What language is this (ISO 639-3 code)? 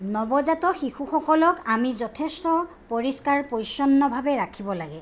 asm